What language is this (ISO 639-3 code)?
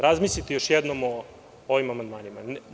srp